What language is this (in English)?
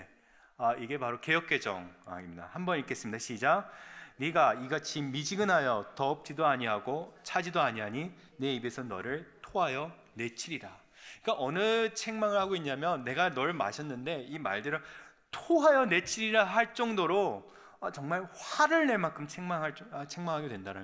Korean